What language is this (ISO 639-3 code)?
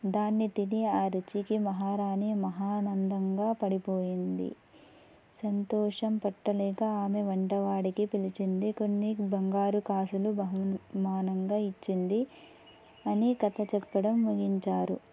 tel